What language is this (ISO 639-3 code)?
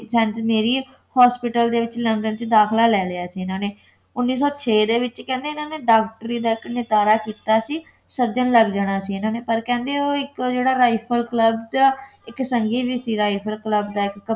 pan